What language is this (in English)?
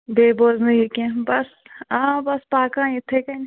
Kashmiri